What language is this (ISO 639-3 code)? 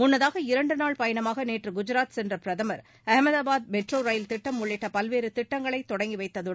tam